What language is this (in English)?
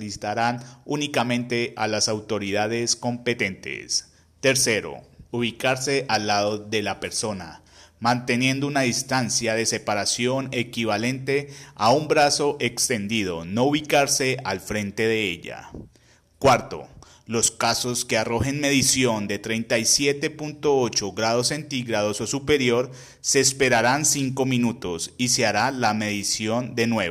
Spanish